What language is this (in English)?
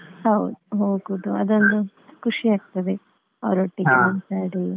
Kannada